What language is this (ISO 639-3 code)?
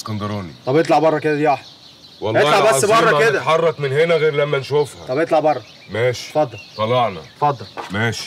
ara